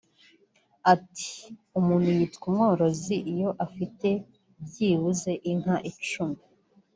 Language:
Kinyarwanda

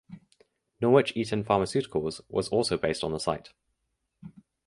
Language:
English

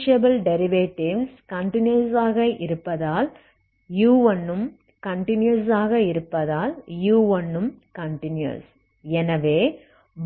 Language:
Tamil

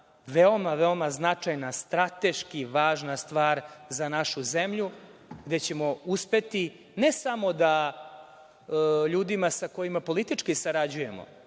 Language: Serbian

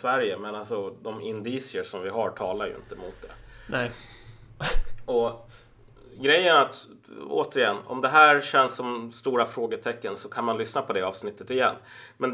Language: Swedish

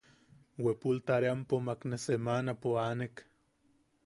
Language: Yaqui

